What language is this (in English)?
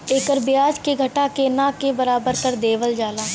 Bhojpuri